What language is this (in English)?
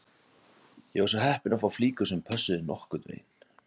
Icelandic